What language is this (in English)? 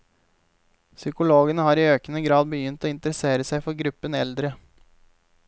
Norwegian